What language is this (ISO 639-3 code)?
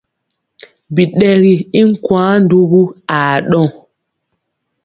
mcx